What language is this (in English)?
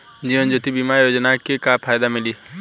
Bhojpuri